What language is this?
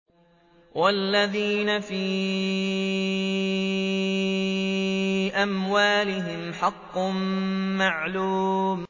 Arabic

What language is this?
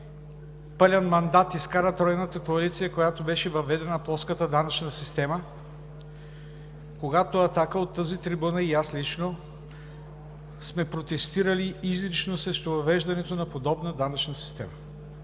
Bulgarian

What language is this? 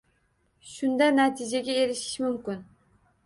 Uzbek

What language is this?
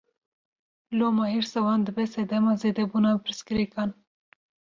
Kurdish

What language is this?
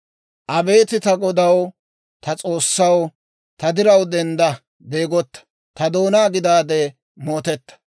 Dawro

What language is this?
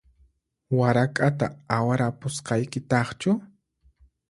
Puno Quechua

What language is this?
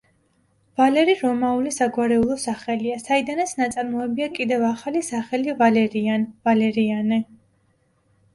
Georgian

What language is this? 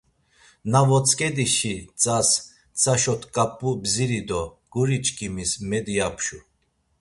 Laz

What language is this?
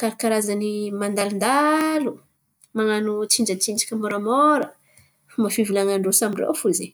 Antankarana Malagasy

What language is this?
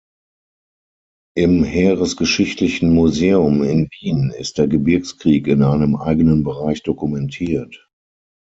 German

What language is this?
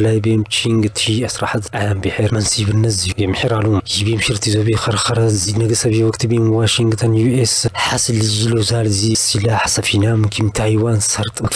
Arabic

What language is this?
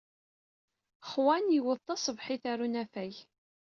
Kabyle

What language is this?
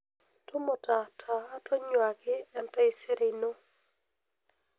Masai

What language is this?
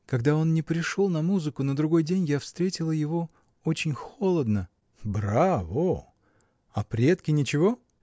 Russian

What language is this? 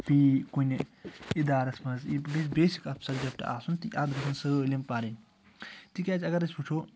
Kashmiri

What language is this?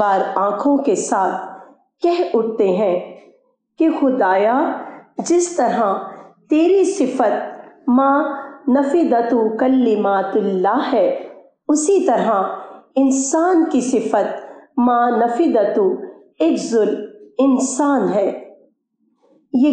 Urdu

